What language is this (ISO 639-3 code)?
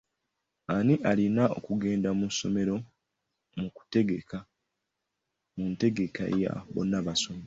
lug